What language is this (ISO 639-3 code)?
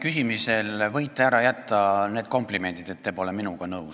est